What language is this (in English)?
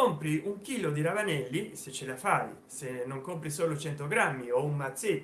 Italian